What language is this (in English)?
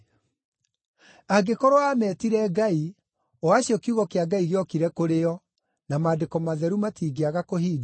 Kikuyu